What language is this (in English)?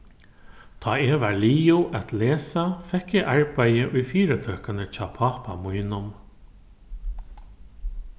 Faroese